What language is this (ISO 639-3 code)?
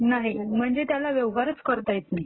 mar